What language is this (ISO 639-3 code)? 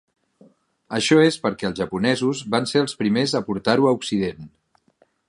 cat